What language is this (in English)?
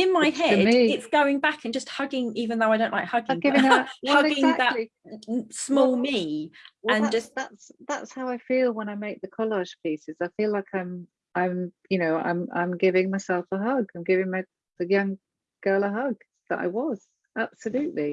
English